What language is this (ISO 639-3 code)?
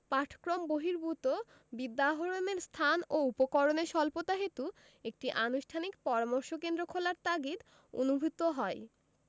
ben